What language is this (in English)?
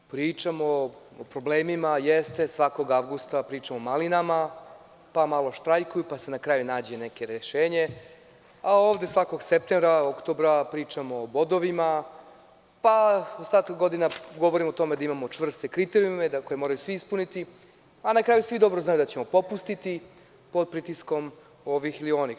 Serbian